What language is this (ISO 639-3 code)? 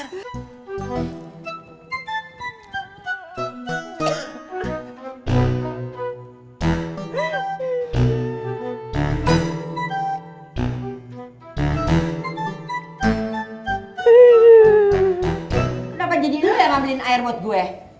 ind